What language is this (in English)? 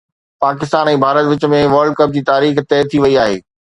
Sindhi